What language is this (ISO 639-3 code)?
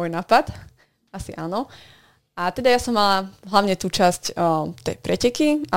slk